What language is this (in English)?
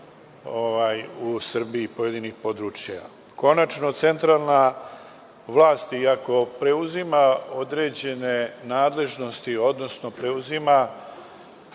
Serbian